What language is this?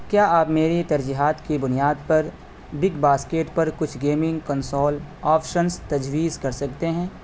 Urdu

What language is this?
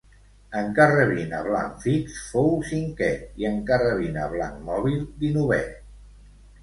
Catalan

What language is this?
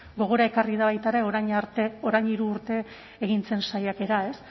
Basque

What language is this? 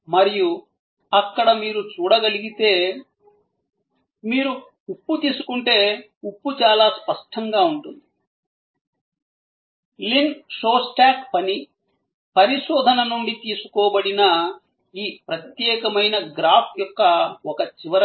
Telugu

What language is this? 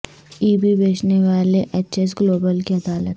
Urdu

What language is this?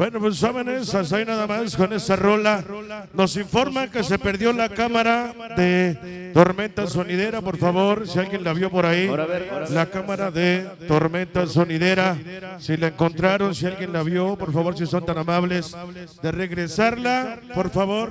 Spanish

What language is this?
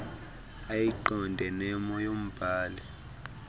Xhosa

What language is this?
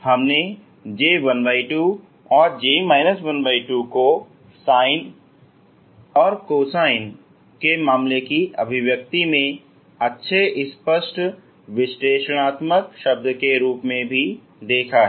Hindi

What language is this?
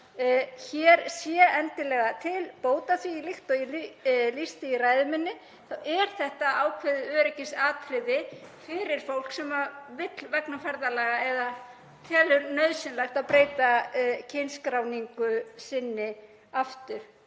Icelandic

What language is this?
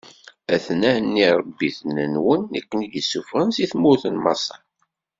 Kabyle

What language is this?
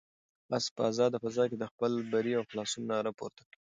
Pashto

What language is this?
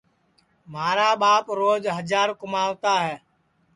Sansi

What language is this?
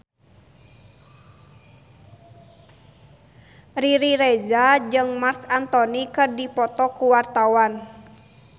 Sundanese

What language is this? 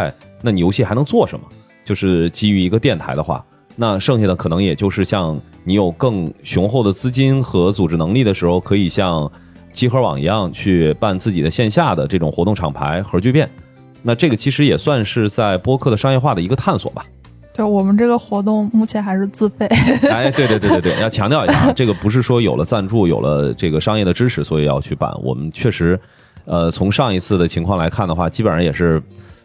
Chinese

